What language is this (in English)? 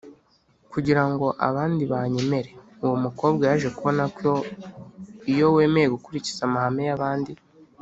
Kinyarwanda